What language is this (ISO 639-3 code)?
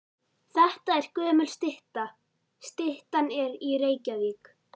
isl